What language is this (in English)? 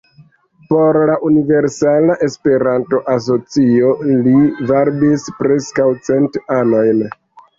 Esperanto